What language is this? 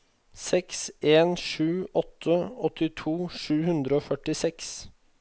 Norwegian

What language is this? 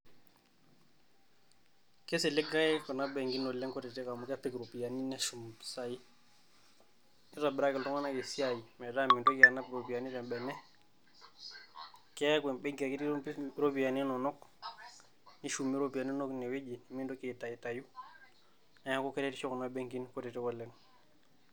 Masai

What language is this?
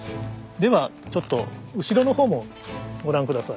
Japanese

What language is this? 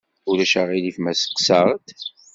Kabyle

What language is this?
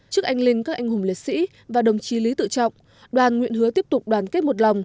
Vietnamese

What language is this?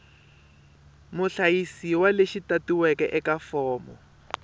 Tsonga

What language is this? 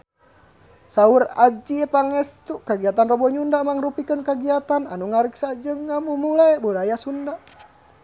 Sundanese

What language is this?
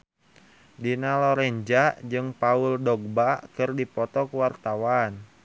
Sundanese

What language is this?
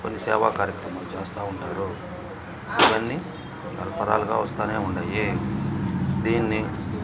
Telugu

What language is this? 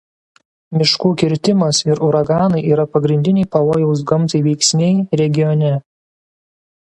Lithuanian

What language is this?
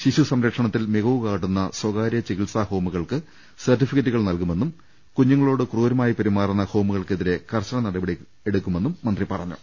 Malayalam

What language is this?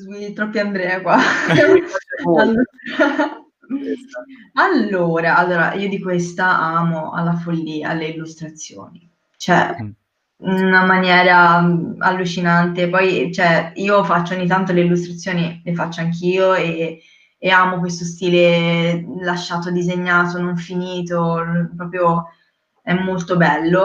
Italian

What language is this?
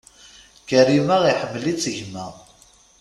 Kabyle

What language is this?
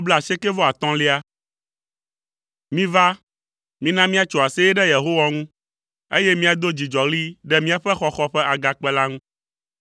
Ewe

